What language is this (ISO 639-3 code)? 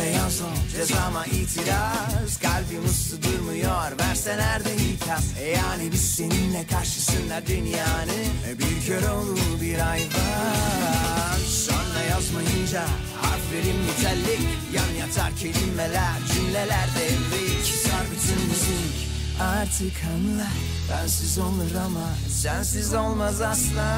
tur